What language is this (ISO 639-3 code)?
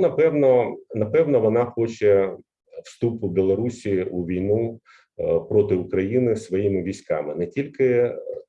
ukr